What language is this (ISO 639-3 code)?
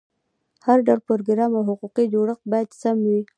pus